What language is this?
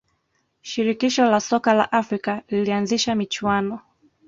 Swahili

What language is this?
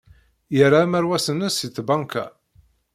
Kabyle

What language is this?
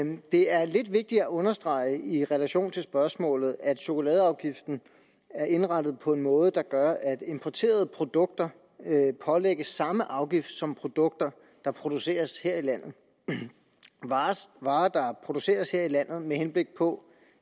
Danish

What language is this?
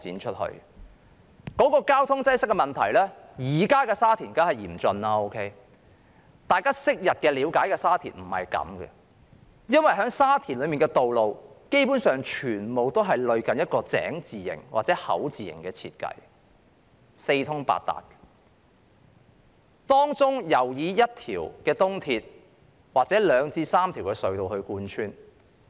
Cantonese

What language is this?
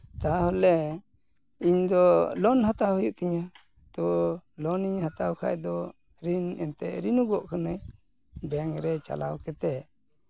Santali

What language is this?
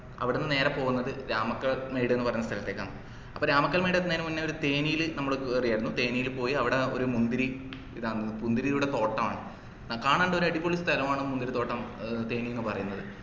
Malayalam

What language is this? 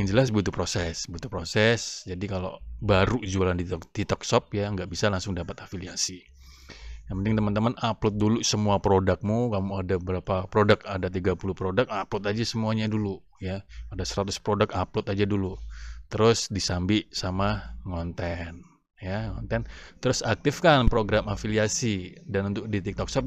Indonesian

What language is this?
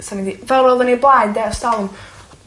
Welsh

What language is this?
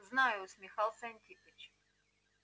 Russian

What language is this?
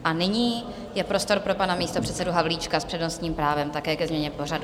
Czech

